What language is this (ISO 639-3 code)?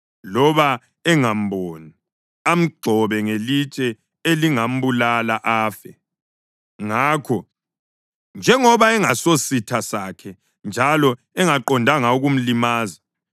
nde